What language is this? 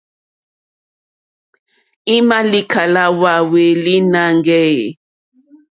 Mokpwe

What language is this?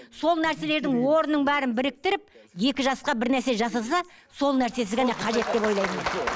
Kazakh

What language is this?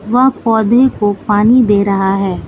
Hindi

